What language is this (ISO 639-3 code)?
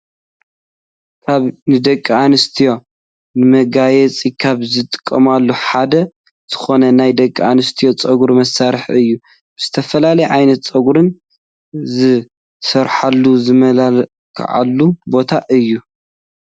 tir